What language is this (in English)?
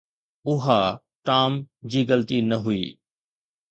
Sindhi